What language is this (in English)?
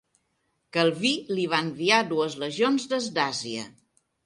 Catalan